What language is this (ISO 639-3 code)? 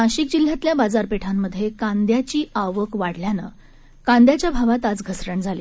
mar